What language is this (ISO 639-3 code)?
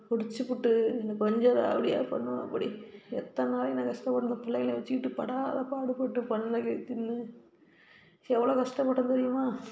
tam